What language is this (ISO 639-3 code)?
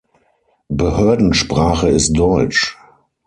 deu